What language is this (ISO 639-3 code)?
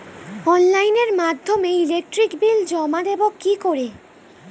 ben